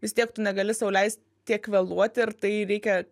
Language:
Lithuanian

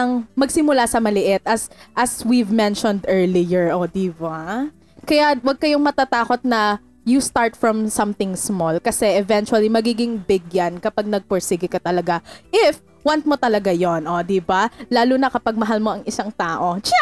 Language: Filipino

